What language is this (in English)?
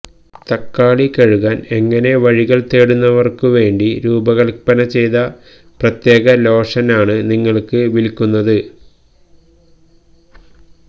Malayalam